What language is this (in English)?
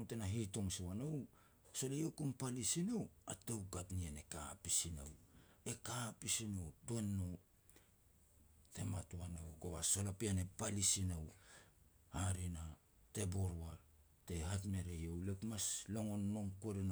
Petats